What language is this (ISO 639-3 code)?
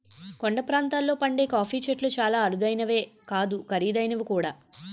tel